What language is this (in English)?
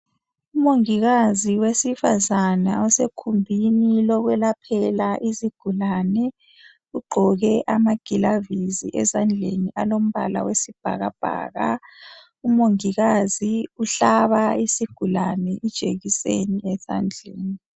North Ndebele